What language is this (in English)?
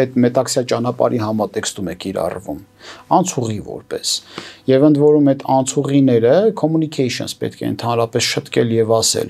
Romanian